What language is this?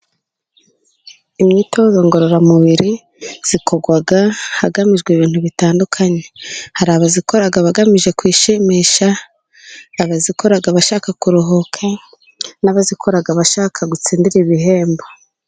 Kinyarwanda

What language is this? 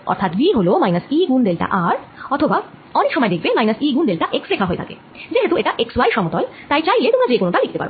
Bangla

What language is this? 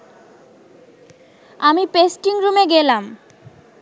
Bangla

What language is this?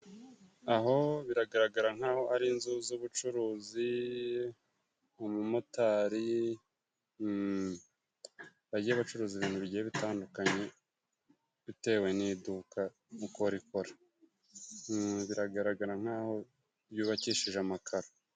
Kinyarwanda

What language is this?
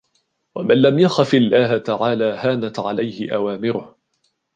Arabic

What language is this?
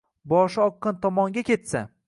Uzbek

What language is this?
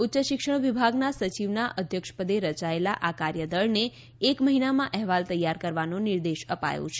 Gujarati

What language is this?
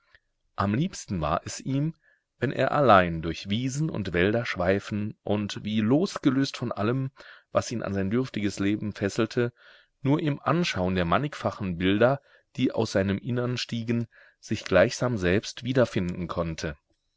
German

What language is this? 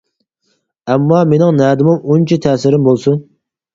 Uyghur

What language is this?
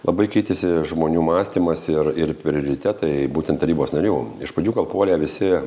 Lithuanian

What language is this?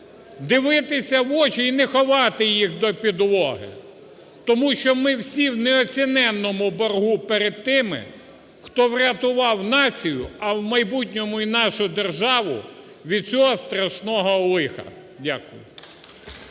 Ukrainian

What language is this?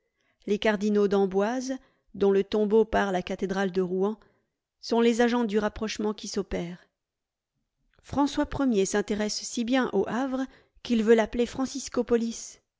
French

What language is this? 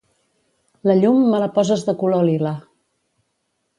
Catalan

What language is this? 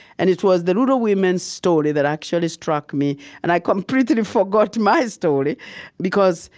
English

